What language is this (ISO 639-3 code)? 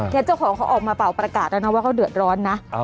tha